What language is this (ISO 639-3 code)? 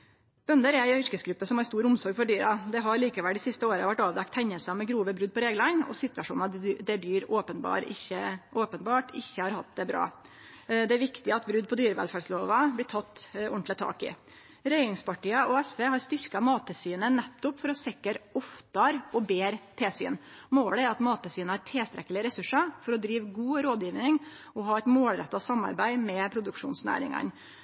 nno